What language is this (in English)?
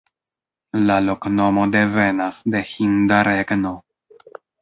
Esperanto